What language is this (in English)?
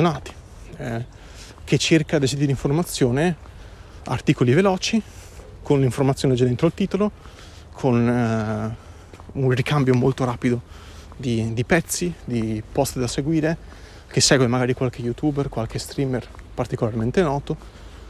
Italian